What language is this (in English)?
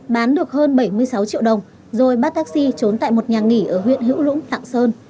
Vietnamese